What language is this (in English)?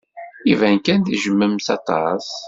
Kabyle